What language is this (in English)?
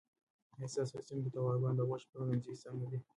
Pashto